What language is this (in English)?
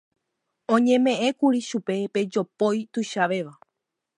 Guarani